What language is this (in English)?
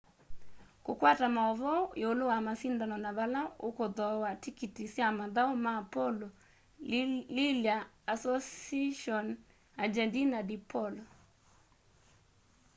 Kamba